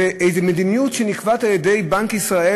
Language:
Hebrew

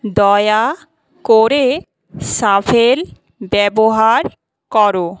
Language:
Bangla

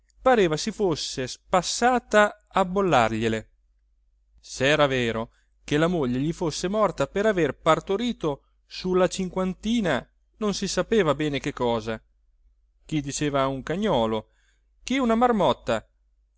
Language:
Italian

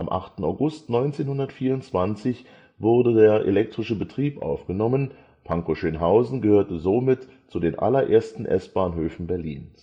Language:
German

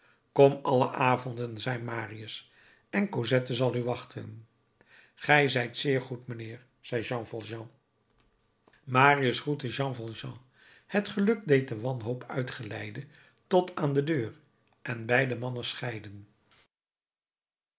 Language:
Dutch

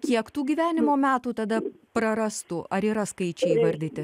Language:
Lithuanian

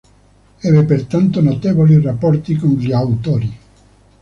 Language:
Italian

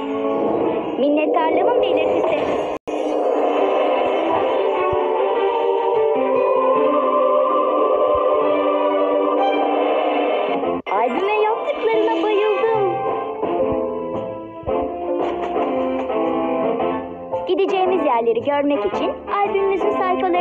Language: Turkish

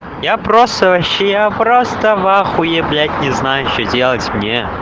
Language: Russian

